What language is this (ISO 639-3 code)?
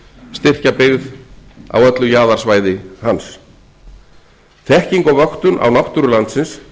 isl